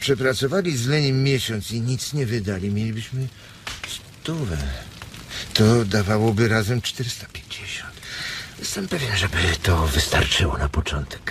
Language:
Polish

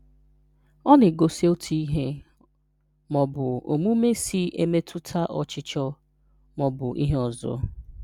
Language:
Igbo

